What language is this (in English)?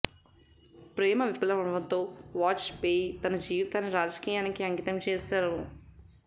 Telugu